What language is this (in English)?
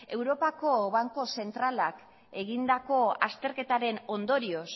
Basque